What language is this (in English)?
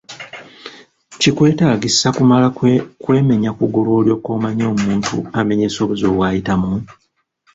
Ganda